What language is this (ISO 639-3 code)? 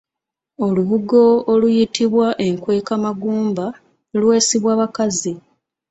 lug